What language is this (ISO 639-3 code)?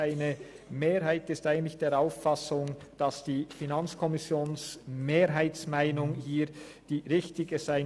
gsw